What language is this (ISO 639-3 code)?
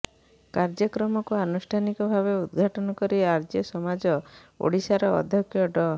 ori